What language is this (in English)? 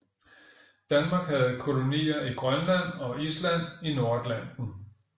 Danish